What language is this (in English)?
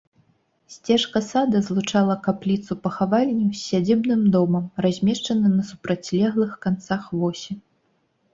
Belarusian